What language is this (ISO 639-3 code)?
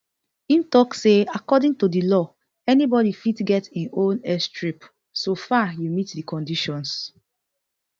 pcm